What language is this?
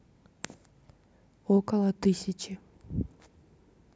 Russian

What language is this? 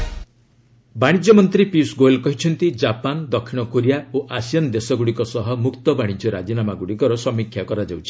Odia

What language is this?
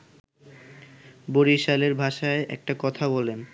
Bangla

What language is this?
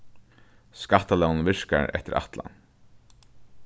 Faroese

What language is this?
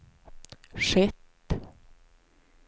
Swedish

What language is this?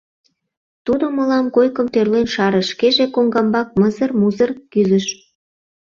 Mari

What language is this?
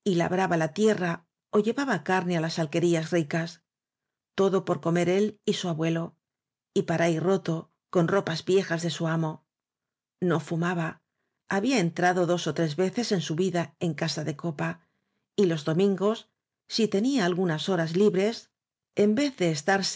Spanish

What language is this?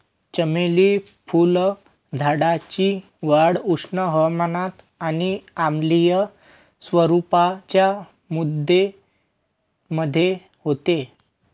Marathi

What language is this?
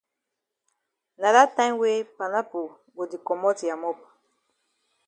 Cameroon Pidgin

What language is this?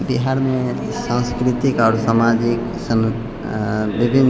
Maithili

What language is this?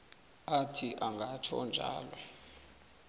South Ndebele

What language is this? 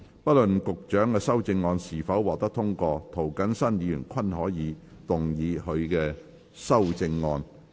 Cantonese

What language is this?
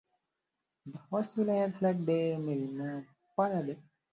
Pashto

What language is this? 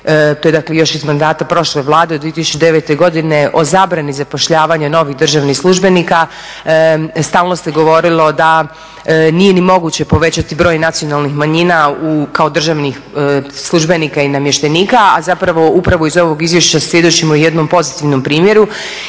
Croatian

